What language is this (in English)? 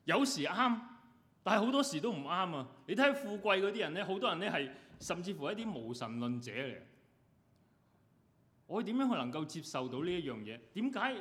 Chinese